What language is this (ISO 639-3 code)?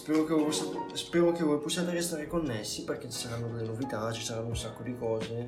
ita